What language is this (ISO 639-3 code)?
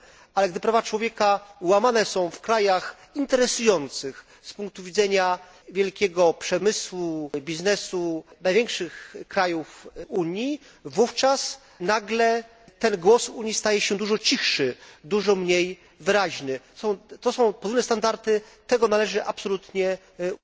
pol